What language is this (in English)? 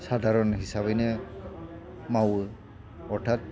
Bodo